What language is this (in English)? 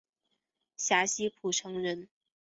Chinese